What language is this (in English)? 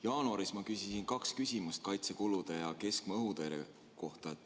Estonian